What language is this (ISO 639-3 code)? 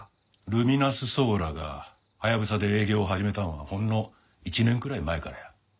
jpn